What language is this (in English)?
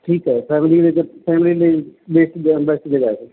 Punjabi